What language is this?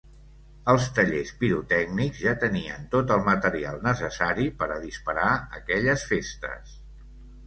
Catalan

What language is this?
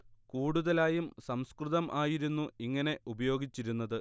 Malayalam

